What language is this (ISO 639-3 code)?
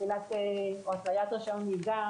heb